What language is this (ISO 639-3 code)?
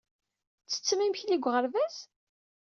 kab